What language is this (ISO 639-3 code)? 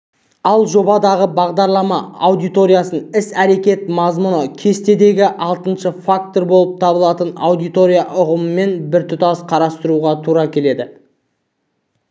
kaz